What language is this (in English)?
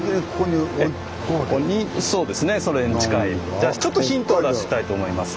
Japanese